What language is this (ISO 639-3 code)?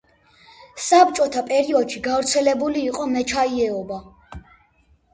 kat